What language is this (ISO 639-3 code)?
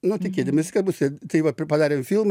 lit